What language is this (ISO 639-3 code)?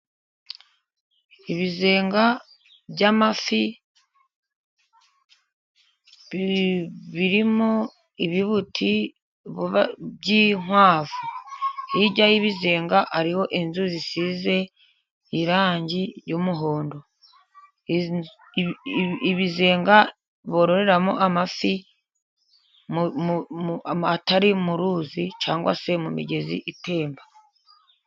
kin